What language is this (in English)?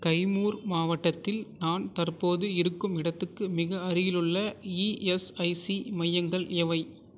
Tamil